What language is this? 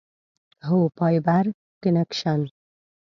Pashto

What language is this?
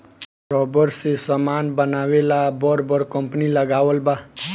Bhojpuri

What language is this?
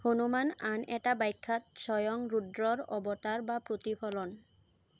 Assamese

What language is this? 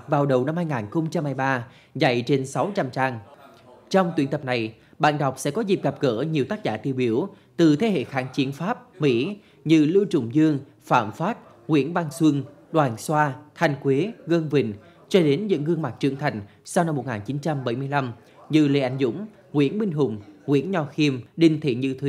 Vietnamese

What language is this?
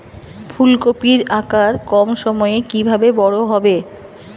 Bangla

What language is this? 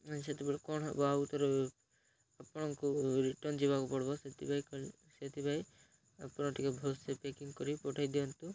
Odia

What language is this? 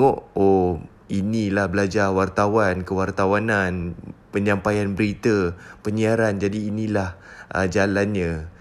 Malay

